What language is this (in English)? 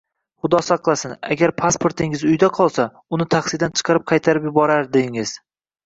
Uzbek